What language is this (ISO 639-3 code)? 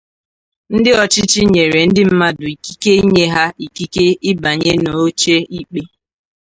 ibo